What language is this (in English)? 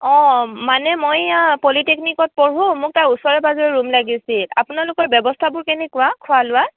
Assamese